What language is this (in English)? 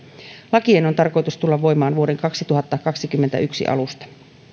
Finnish